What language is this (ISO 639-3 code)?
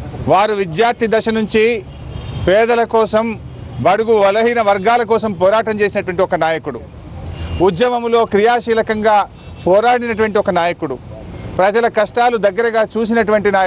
ita